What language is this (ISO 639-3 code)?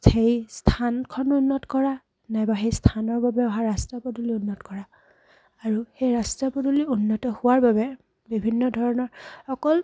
asm